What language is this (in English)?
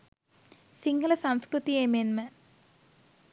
Sinhala